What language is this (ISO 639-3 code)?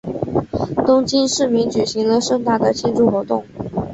zho